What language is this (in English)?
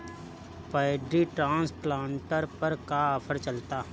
Bhojpuri